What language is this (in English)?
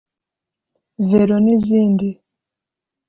Kinyarwanda